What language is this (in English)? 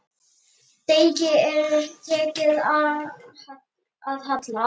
Icelandic